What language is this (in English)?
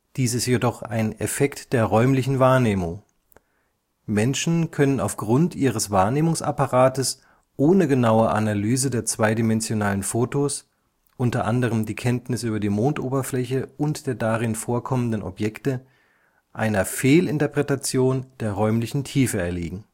German